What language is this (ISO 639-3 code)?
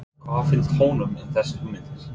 isl